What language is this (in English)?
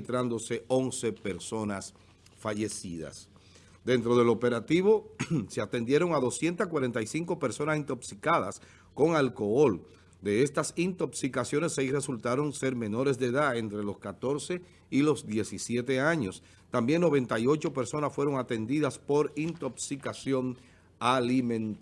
Spanish